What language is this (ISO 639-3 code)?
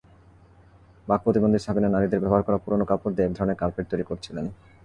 ben